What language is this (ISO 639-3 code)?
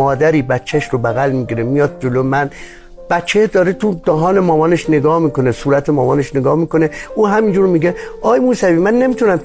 fas